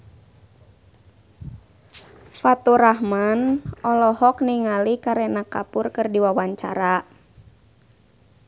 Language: Sundanese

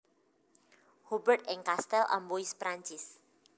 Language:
Javanese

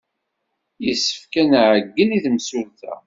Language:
Kabyle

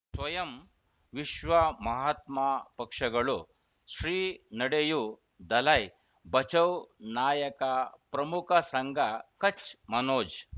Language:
Kannada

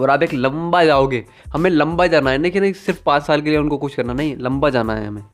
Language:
Hindi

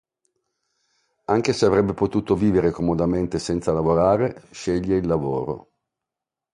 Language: Italian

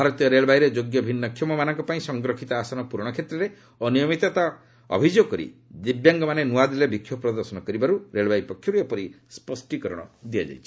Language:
Odia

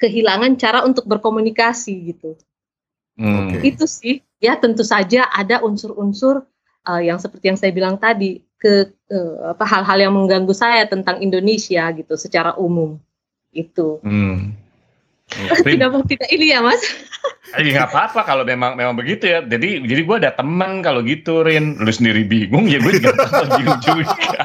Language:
Indonesian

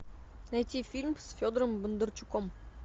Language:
Russian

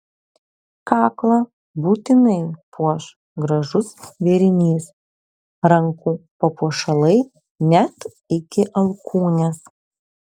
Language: Lithuanian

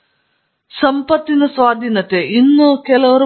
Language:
Kannada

